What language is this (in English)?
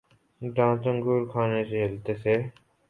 Urdu